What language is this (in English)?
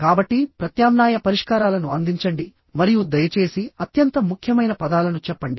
Telugu